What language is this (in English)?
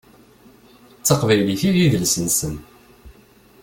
Kabyle